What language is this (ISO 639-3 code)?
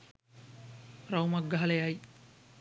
sin